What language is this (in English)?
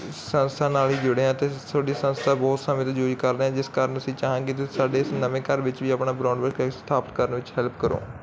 Punjabi